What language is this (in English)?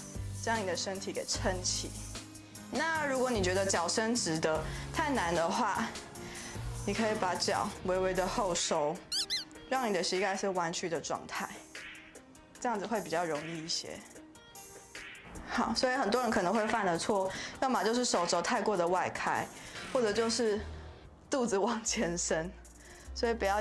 Chinese